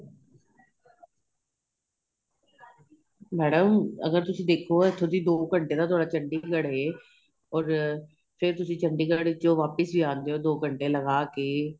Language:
Punjabi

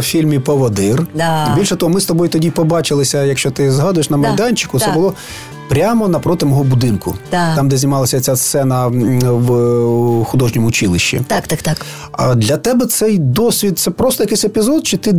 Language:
Ukrainian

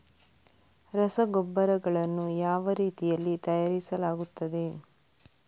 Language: Kannada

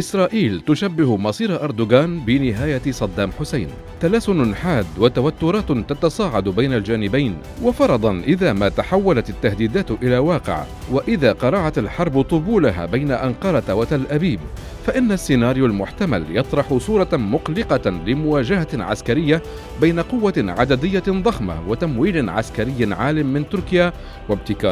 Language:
Arabic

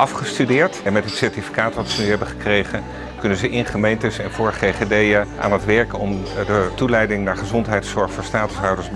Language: Dutch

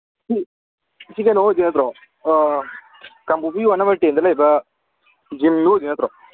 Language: Manipuri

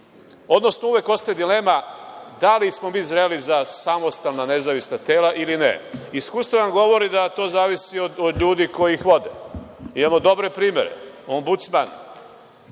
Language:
Serbian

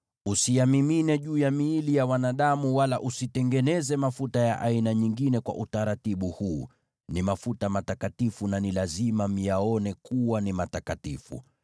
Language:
Swahili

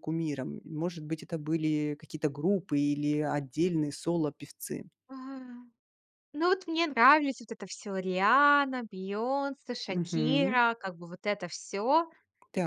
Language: Russian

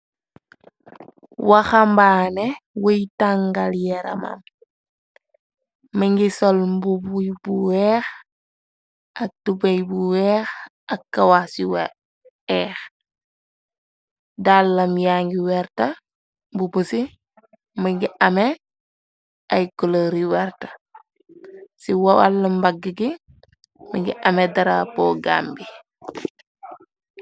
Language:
Wolof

